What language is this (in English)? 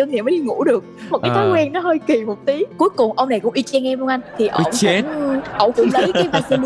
Vietnamese